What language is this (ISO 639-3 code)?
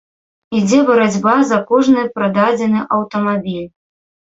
bel